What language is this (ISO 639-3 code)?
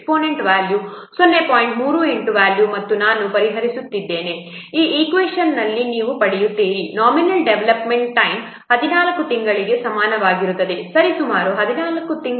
kan